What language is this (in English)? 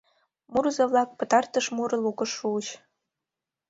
Mari